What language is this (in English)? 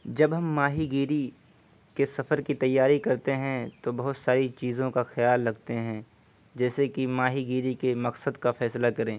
Urdu